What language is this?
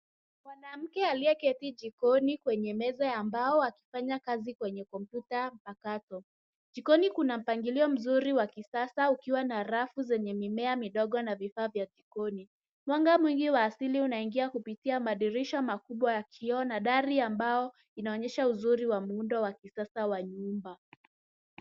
Swahili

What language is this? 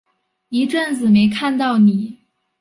Chinese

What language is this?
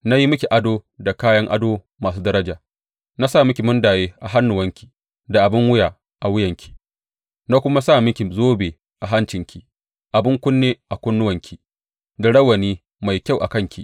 Hausa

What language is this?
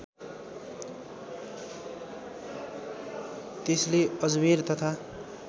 Nepali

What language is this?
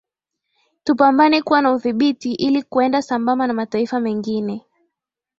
Swahili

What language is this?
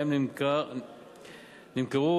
Hebrew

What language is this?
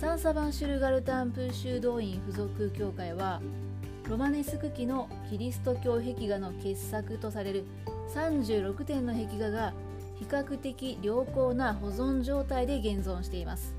Japanese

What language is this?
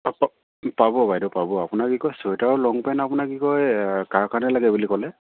Assamese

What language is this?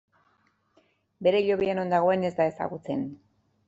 Basque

